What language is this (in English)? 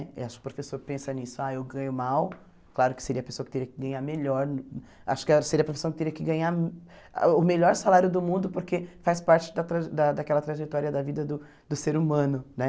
Portuguese